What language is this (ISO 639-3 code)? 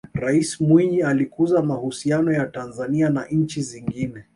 swa